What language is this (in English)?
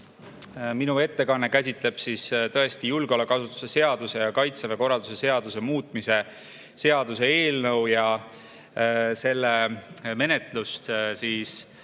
Estonian